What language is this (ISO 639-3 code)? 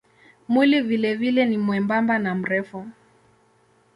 swa